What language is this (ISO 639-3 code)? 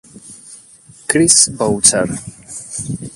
ita